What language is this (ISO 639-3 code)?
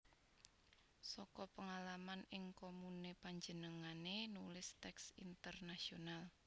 jav